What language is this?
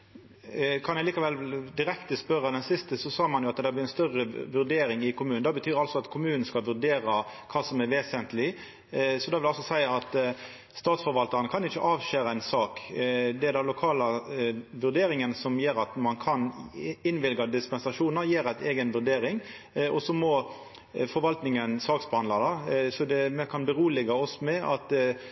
Norwegian Nynorsk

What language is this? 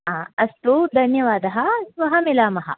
Sanskrit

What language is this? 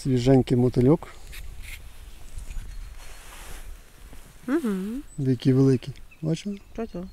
Ukrainian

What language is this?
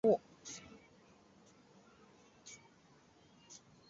Chinese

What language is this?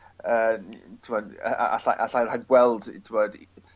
Welsh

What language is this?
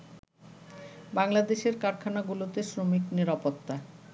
Bangla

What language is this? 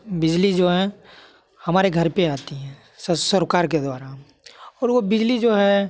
Hindi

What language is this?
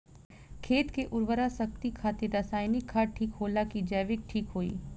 Bhojpuri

